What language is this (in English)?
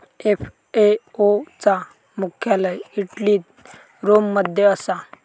Marathi